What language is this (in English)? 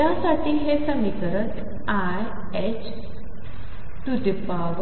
Marathi